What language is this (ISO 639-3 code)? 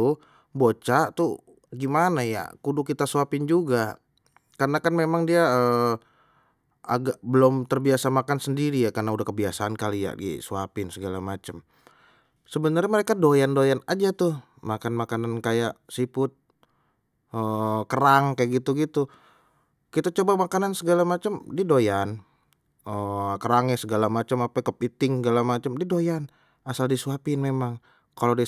bew